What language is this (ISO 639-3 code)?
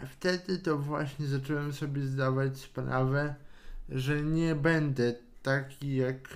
pol